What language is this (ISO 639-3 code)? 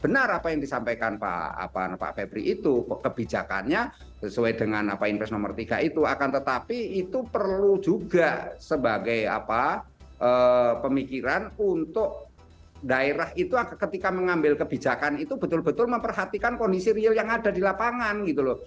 ind